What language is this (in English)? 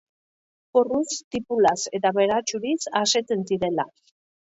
Basque